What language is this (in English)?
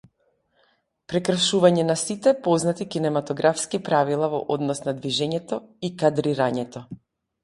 Macedonian